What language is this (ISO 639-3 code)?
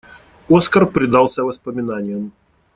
rus